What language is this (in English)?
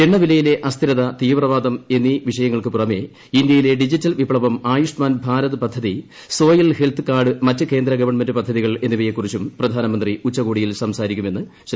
Malayalam